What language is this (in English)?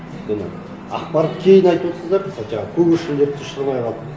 Kazakh